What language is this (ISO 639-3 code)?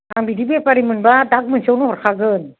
brx